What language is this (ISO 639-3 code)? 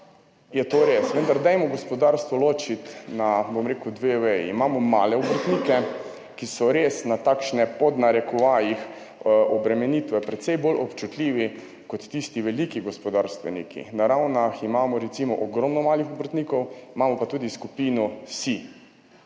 slv